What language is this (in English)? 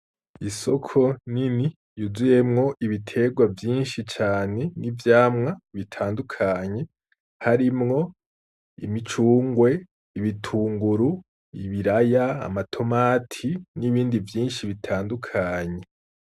Rundi